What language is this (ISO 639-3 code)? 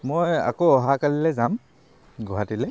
asm